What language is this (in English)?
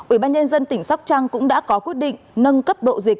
Vietnamese